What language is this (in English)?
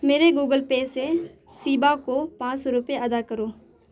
Urdu